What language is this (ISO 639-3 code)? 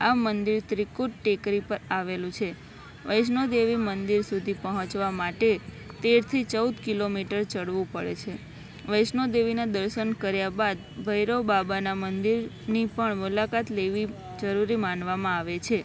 guj